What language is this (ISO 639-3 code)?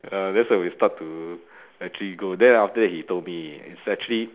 eng